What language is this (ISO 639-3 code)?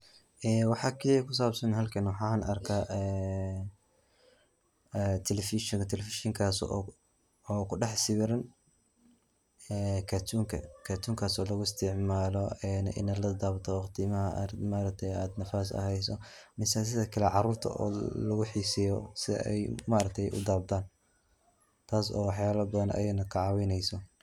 som